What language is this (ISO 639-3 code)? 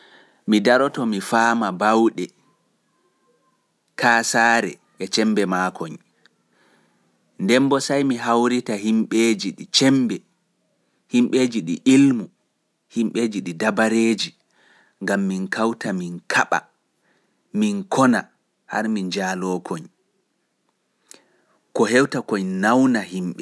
fuf